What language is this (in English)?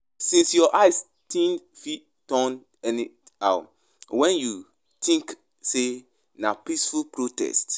Nigerian Pidgin